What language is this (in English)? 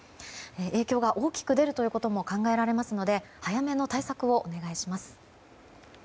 Japanese